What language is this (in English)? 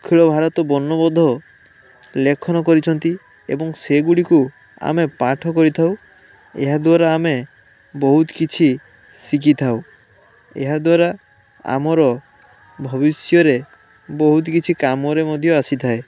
Odia